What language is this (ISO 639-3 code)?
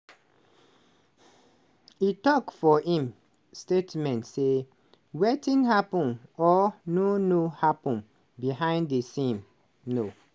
pcm